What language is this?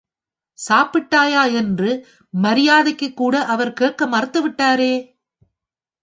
Tamil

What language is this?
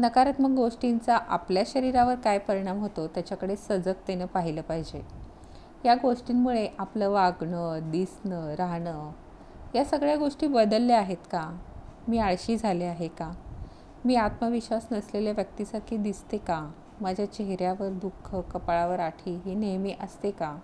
Marathi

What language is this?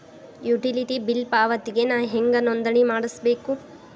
Kannada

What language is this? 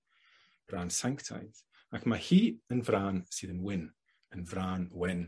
Welsh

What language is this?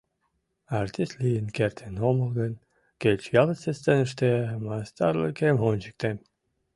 Mari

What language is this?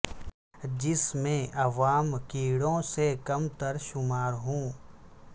Urdu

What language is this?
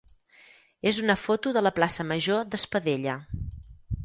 Catalan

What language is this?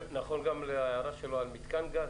Hebrew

